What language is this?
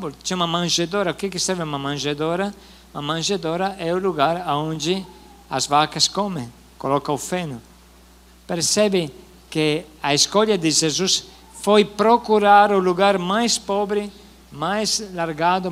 Portuguese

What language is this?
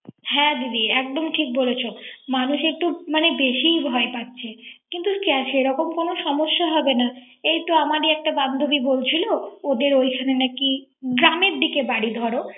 Bangla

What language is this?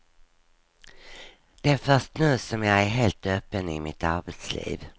Swedish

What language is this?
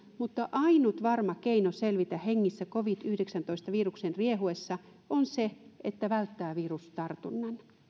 Finnish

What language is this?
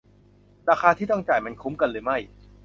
Thai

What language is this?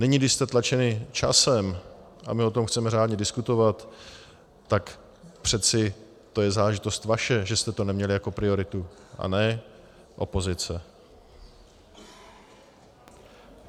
Czech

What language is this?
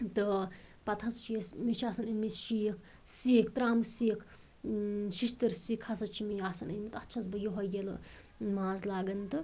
Kashmiri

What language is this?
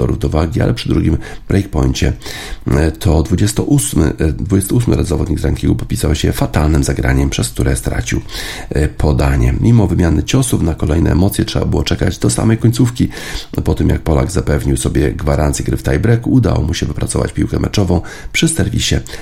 Polish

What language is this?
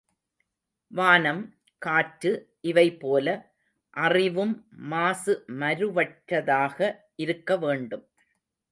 Tamil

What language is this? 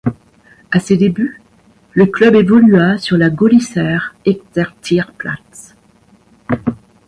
French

